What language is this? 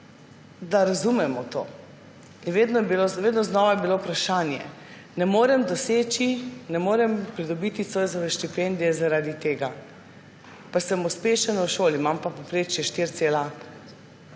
Slovenian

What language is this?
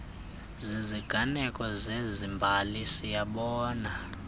Xhosa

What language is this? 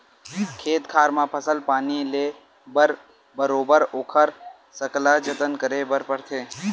Chhattisgarhi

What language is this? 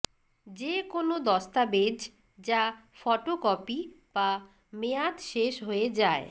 Bangla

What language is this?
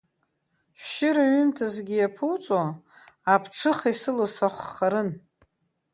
Abkhazian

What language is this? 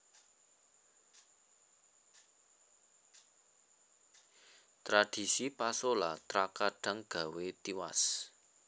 Javanese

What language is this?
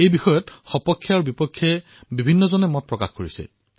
Assamese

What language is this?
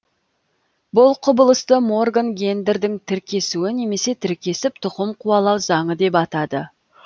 Kazakh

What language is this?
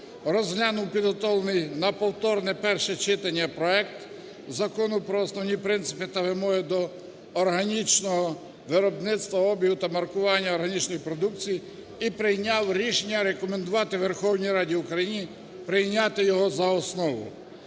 Ukrainian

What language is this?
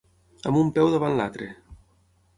Catalan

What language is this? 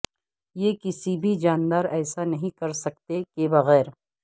Urdu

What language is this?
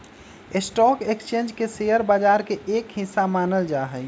Magahi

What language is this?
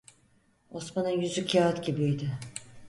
Turkish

